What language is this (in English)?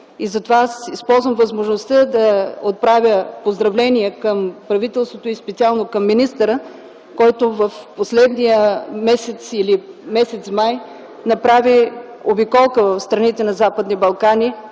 Bulgarian